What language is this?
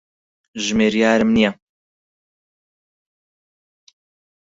Central Kurdish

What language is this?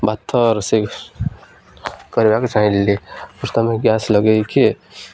Odia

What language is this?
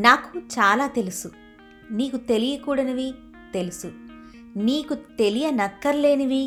Telugu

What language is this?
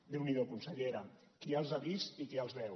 Catalan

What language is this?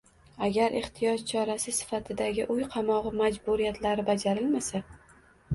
Uzbek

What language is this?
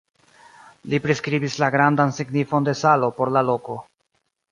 Esperanto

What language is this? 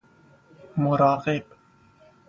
Persian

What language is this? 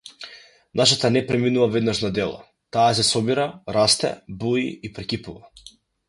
Macedonian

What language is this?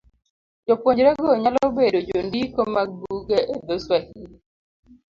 Luo (Kenya and Tanzania)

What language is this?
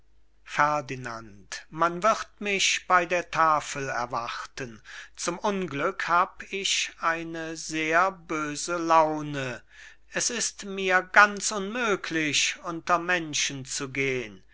German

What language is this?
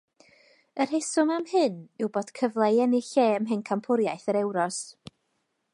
Welsh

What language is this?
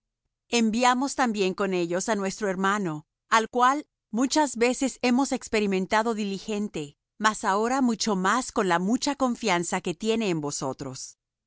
Spanish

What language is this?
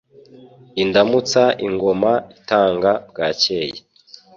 Kinyarwanda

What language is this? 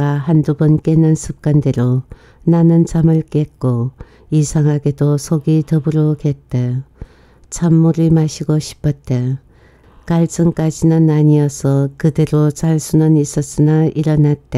Korean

